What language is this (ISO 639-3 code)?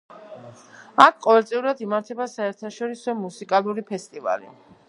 kat